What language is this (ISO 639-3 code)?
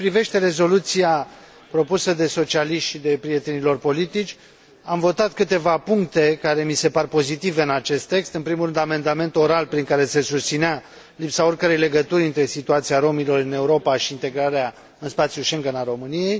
ron